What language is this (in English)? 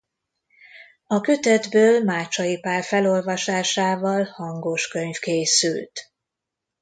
Hungarian